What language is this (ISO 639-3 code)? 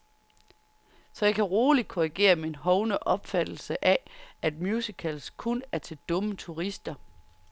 dan